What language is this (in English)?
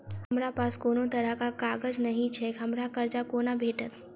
Maithili